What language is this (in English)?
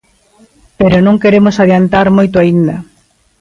Galician